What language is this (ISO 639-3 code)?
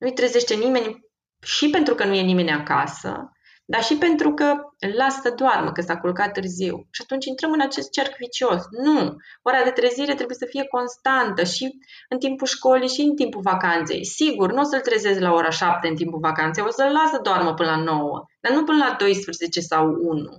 ron